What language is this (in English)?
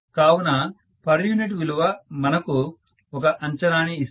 Telugu